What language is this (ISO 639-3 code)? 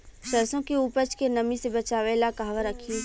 bho